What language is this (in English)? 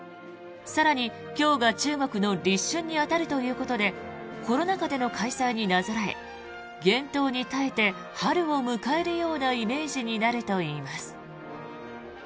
Japanese